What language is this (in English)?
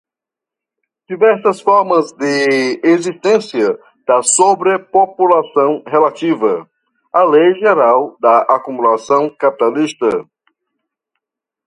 Portuguese